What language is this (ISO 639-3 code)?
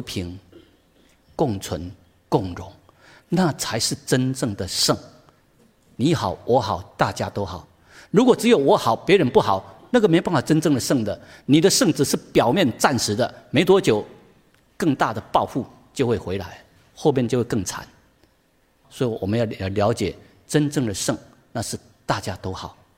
zho